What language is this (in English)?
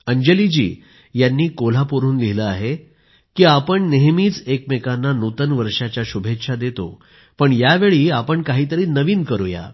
Marathi